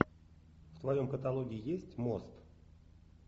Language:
Russian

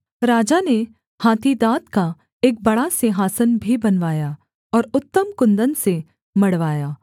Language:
Hindi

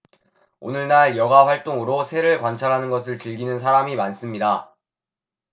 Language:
Korean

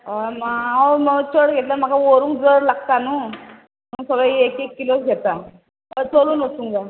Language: Konkani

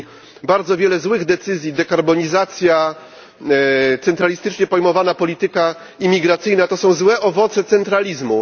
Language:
Polish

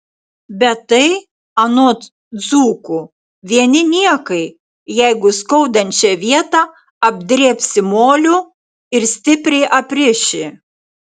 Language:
Lithuanian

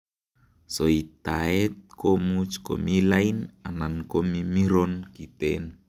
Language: Kalenjin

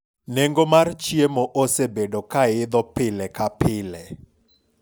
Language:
Luo (Kenya and Tanzania)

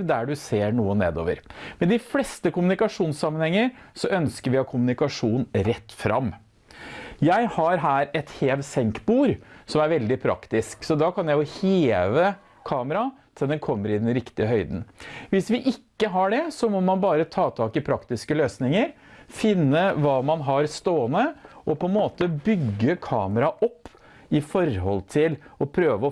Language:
Norwegian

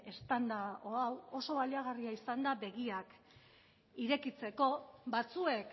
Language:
Basque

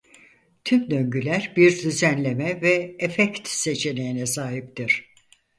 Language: Turkish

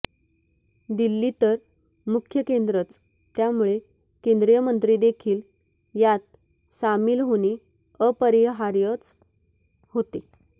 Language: Marathi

